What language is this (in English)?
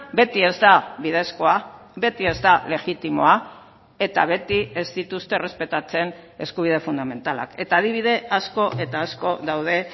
Basque